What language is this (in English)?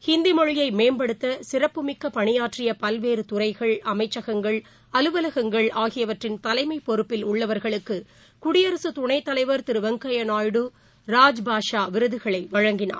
Tamil